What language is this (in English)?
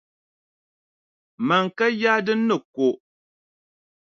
Dagbani